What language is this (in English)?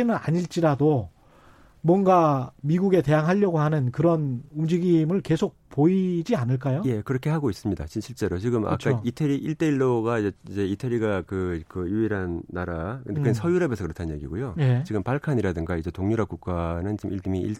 Korean